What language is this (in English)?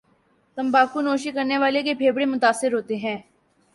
Urdu